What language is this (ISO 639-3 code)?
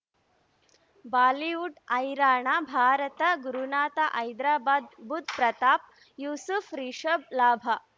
kan